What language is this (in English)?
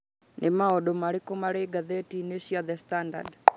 Kikuyu